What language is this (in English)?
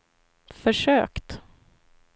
Swedish